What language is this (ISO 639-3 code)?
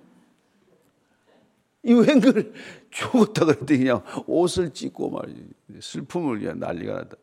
kor